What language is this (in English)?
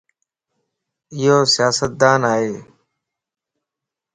Lasi